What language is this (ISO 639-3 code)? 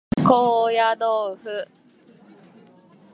jpn